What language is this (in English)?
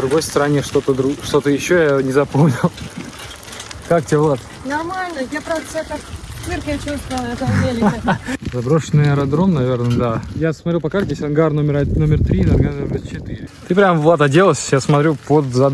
Russian